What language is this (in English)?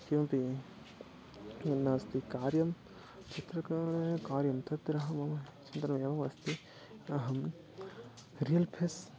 Sanskrit